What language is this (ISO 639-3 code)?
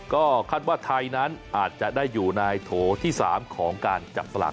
tha